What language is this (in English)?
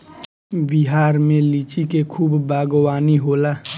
Bhojpuri